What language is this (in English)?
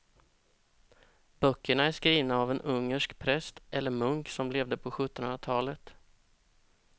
Swedish